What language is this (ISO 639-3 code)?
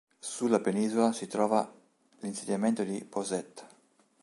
ita